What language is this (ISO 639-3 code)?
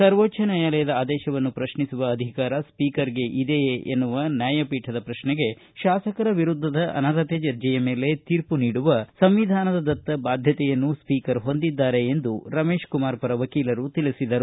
kan